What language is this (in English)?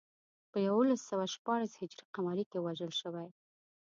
Pashto